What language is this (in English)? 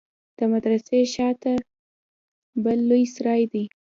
Pashto